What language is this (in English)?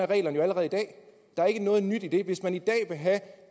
Danish